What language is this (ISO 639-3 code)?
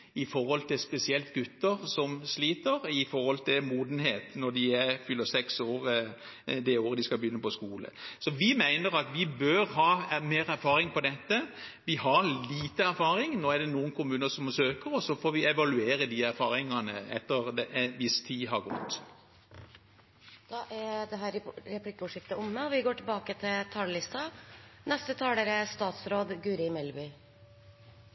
nor